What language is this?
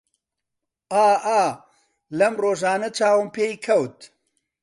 Central Kurdish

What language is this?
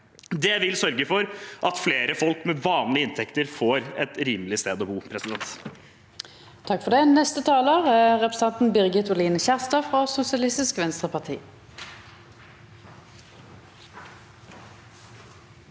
Norwegian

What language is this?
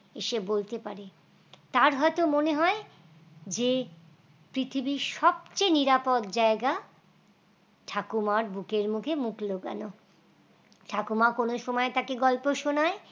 Bangla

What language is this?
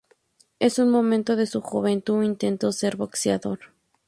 Spanish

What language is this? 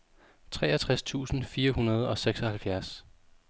Danish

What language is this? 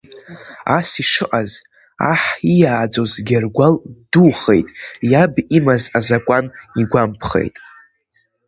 Abkhazian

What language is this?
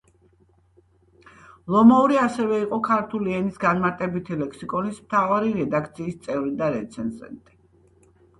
Georgian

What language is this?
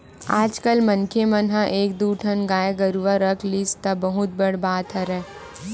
Chhattisgarhi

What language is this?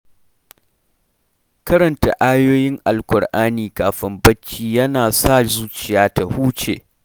Hausa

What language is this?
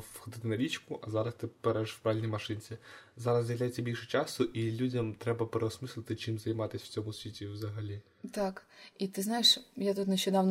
Ukrainian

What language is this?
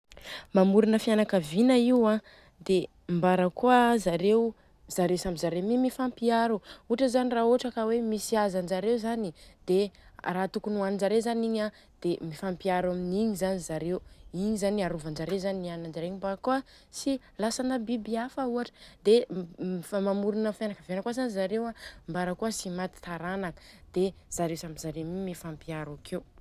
Southern Betsimisaraka Malagasy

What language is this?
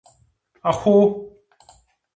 Greek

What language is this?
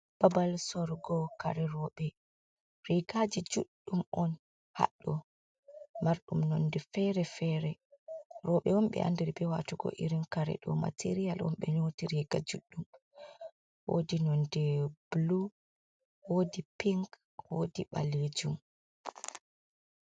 Fula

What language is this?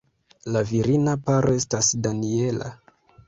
Esperanto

